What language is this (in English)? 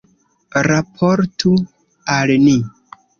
Esperanto